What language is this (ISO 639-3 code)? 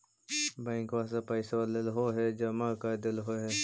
mag